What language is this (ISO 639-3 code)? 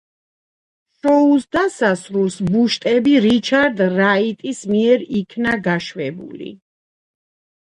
kat